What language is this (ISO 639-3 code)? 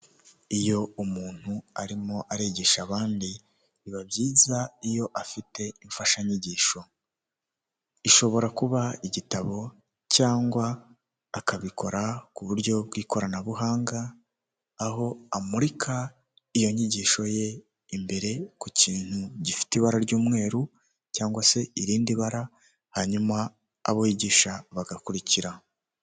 kin